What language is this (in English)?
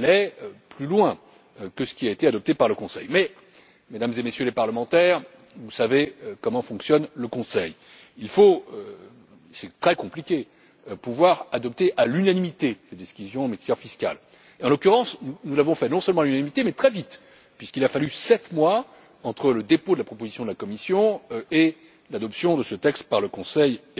French